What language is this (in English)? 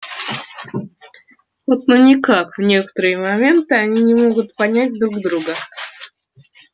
Russian